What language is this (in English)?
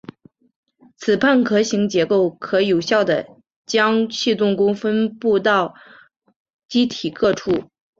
Chinese